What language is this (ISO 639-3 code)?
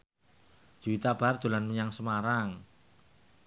jav